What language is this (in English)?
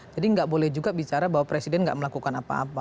Indonesian